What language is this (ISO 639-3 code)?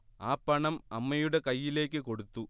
mal